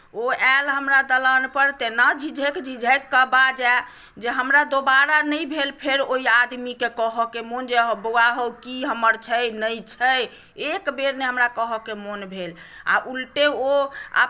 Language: Maithili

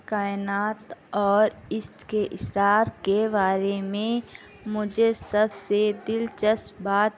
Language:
Urdu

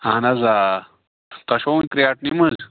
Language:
Kashmiri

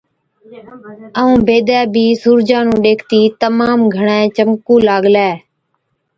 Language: Od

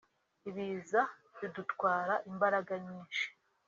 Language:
Kinyarwanda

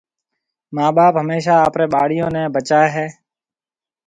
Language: Marwari (Pakistan)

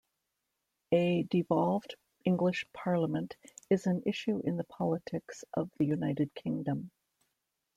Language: English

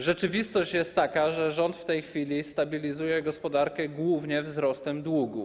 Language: Polish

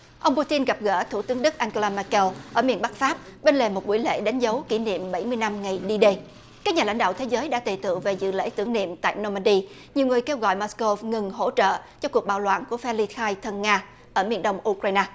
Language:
Vietnamese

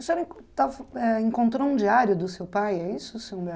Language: Portuguese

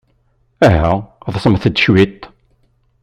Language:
Kabyle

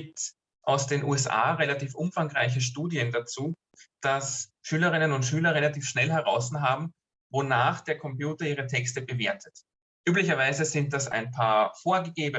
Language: German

